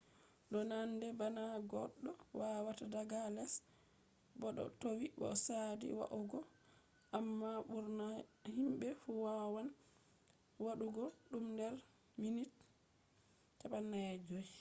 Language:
Fula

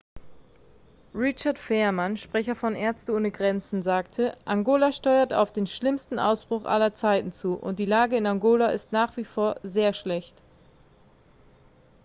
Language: German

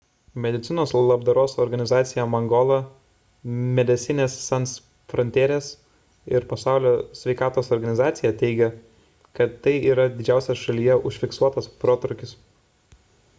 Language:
Lithuanian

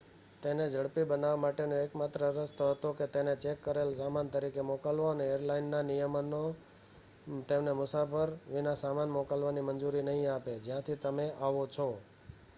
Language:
Gujarati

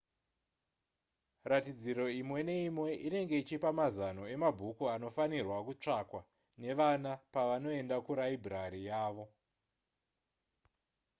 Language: Shona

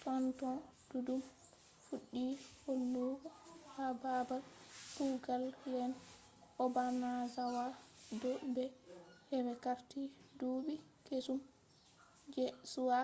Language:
Fula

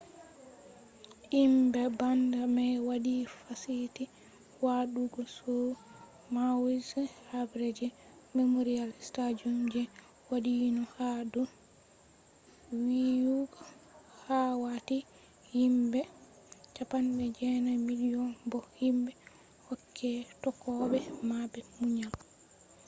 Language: Fula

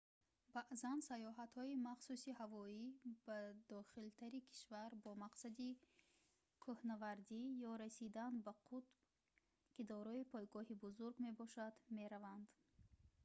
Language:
Tajik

